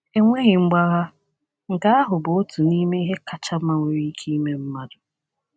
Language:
Igbo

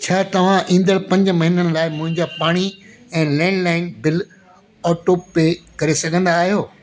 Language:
Sindhi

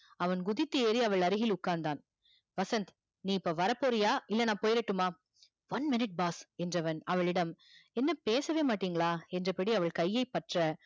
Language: Tamil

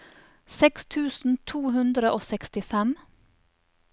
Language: Norwegian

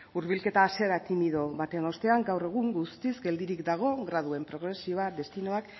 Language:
Basque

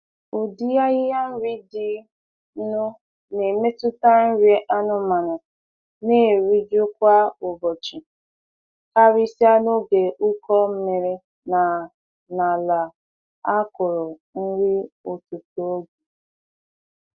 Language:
Igbo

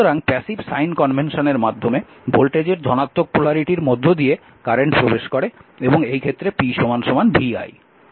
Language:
Bangla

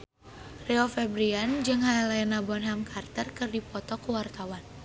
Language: Sundanese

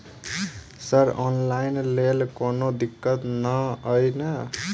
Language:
Maithili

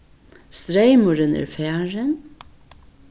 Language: Faroese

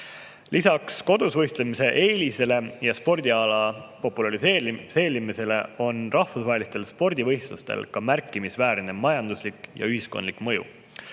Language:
Estonian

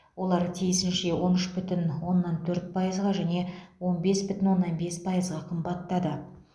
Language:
Kazakh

